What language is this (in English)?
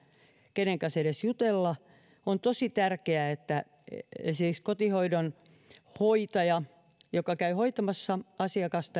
Finnish